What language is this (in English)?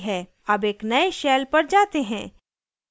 Hindi